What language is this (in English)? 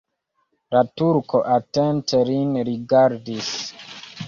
Esperanto